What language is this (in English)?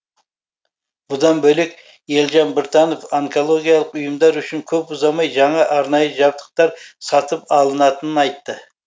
Kazakh